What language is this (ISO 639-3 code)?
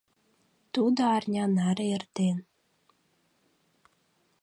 chm